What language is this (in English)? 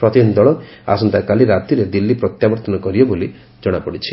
Odia